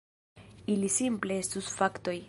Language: Esperanto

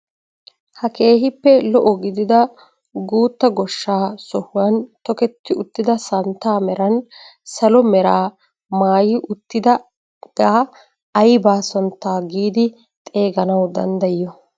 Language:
Wolaytta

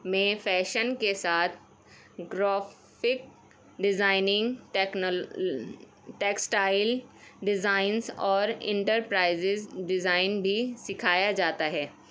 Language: Urdu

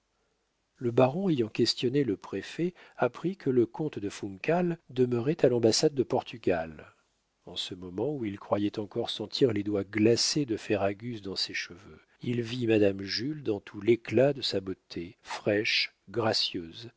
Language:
French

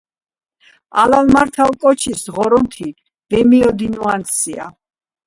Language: Georgian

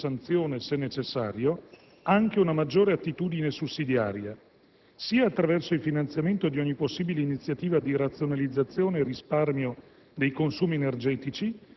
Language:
Italian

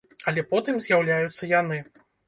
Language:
Belarusian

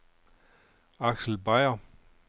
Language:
Danish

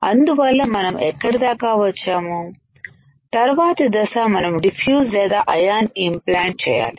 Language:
Telugu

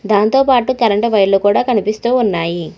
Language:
Telugu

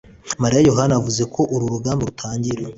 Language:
Kinyarwanda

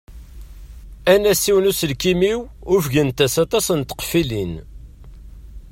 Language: Kabyle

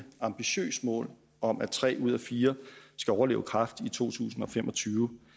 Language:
Danish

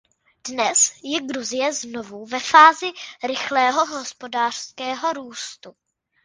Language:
Czech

